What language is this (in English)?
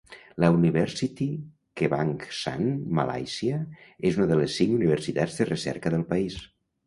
Catalan